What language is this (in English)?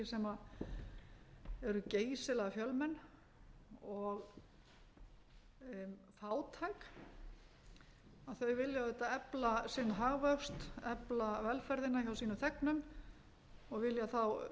Icelandic